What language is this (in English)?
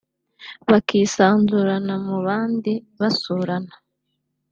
Kinyarwanda